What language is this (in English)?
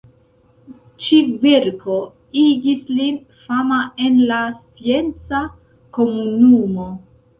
Esperanto